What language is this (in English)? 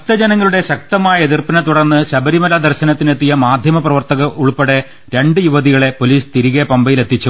Malayalam